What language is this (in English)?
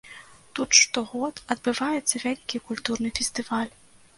Belarusian